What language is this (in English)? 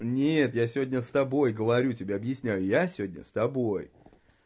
Russian